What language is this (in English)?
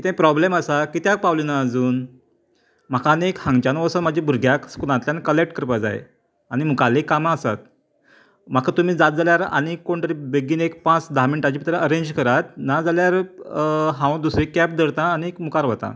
Konkani